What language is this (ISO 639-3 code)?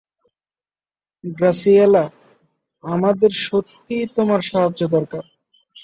ben